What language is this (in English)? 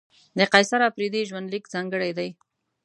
Pashto